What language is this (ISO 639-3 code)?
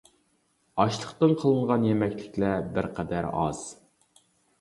uig